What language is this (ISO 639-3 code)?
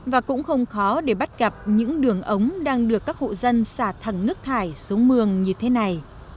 vie